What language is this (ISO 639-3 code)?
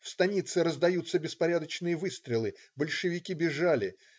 rus